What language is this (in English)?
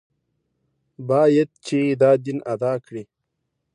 Pashto